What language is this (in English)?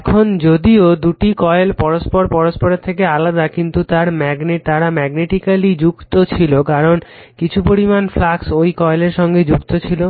Bangla